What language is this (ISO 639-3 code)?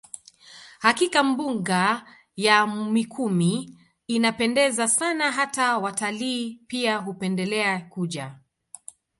swa